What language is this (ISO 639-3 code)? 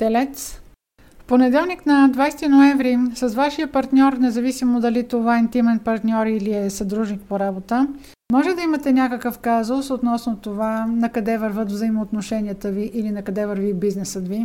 bul